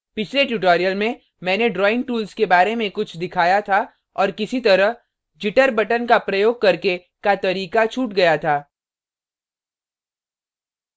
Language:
Hindi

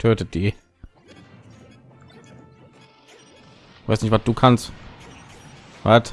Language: German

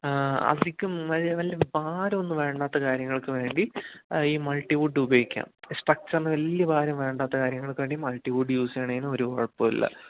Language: Malayalam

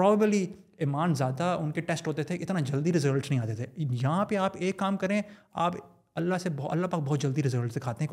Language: Urdu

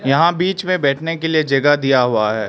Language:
Hindi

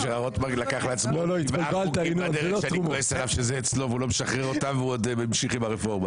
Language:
Hebrew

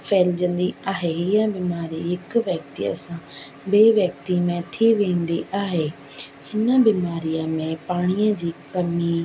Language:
Sindhi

